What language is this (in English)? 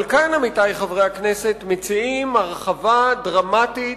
Hebrew